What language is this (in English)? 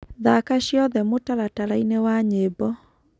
Kikuyu